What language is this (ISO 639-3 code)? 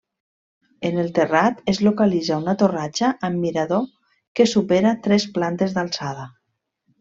cat